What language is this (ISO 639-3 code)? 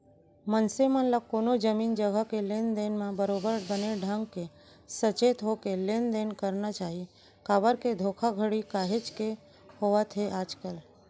hne